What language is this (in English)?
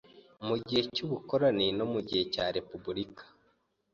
Kinyarwanda